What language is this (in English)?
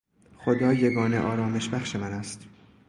Persian